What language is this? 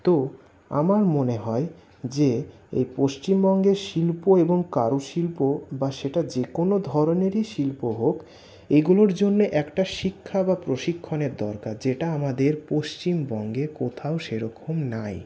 Bangla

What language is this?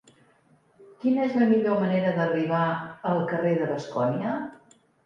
Catalan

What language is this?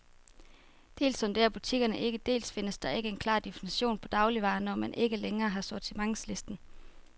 Danish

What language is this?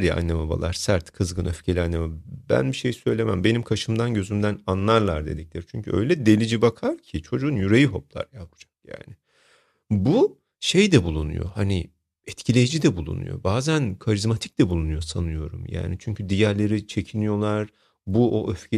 Turkish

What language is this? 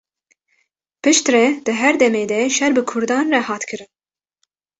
Kurdish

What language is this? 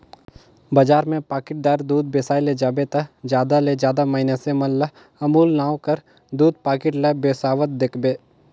Chhattisgarhi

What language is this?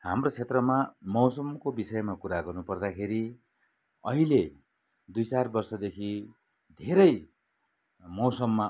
Nepali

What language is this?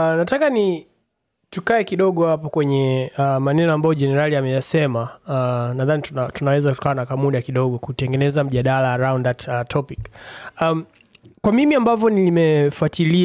Swahili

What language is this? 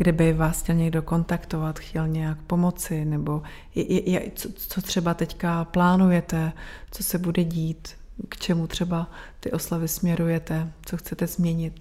Czech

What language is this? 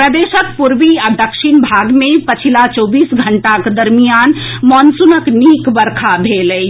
Maithili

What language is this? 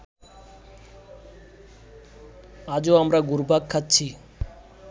Bangla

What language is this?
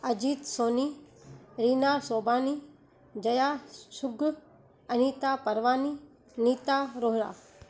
Sindhi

